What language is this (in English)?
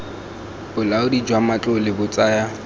Tswana